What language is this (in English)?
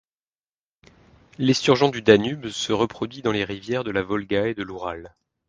French